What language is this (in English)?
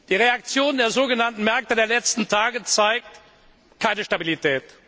German